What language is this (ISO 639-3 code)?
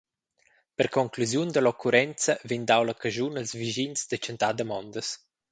roh